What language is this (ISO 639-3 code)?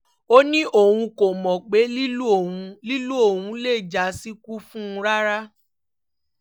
yor